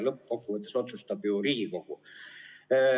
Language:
Estonian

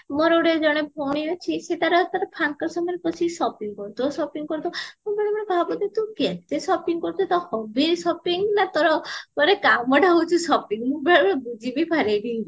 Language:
Odia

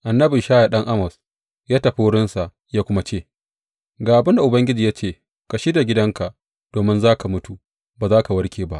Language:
Hausa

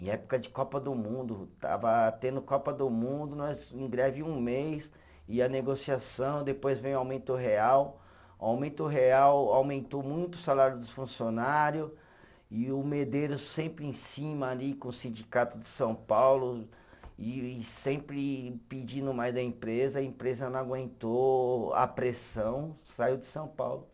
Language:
Portuguese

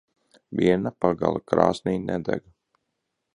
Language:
Latvian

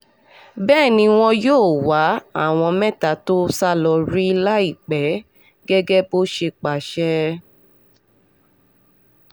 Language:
Yoruba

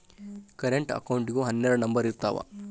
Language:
Kannada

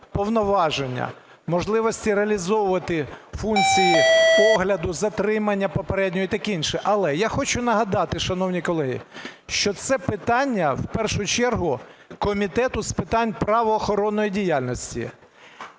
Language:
Ukrainian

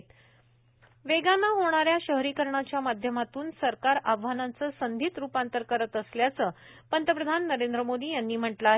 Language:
Marathi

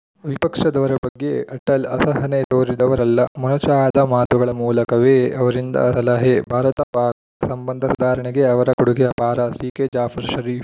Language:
Kannada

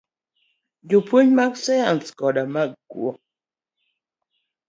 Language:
Luo (Kenya and Tanzania)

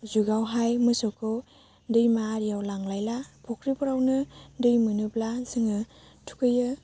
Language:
Bodo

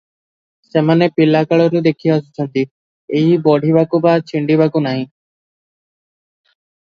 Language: Odia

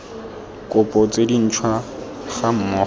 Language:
Tswana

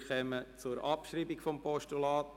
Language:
Swiss German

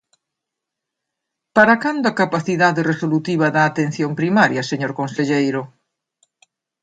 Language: Galician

